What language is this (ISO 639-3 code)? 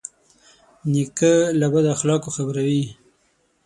pus